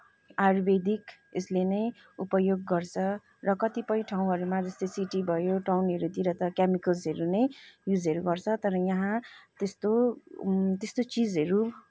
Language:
Nepali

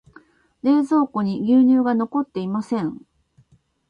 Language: Japanese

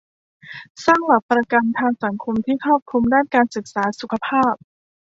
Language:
Thai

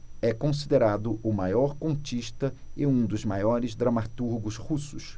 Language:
Portuguese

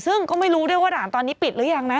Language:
Thai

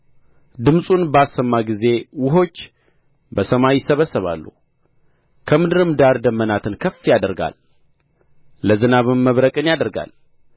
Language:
Amharic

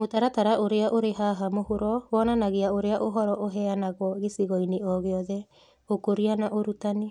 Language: Kikuyu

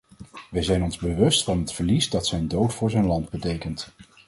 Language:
Dutch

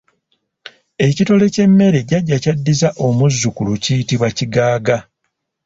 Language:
Ganda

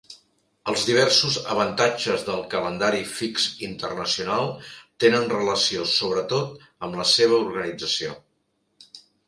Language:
Catalan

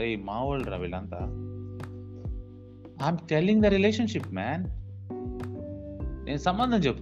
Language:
Telugu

